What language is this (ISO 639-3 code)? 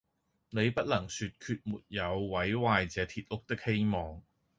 yue